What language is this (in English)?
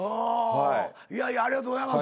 Japanese